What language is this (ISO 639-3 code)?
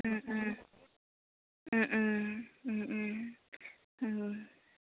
asm